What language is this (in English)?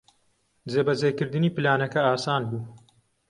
Central Kurdish